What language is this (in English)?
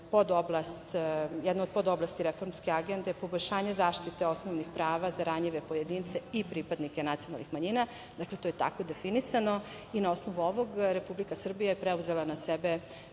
Serbian